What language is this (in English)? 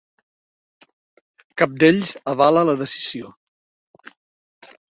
Catalan